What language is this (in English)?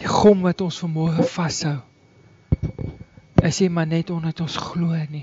Dutch